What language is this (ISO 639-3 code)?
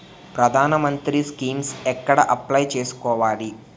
tel